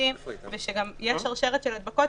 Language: Hebrew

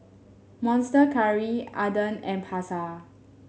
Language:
English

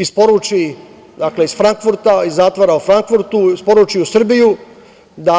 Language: Serbian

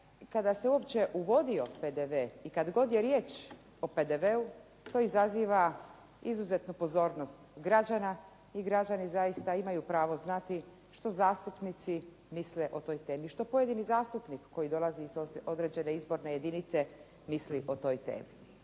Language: Croatian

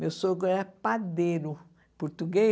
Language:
Portuguese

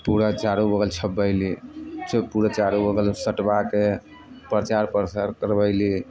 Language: Maithili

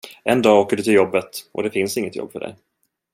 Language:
Swedish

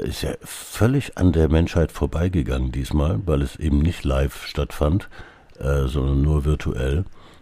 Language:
German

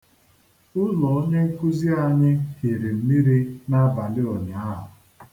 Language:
Igbo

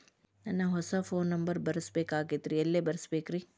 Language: Kannada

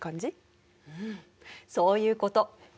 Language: Japanese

